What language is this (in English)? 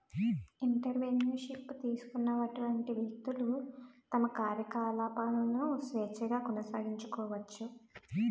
Telugu